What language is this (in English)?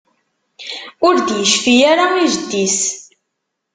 Kabyle